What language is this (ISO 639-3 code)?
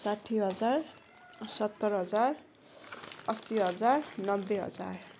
nep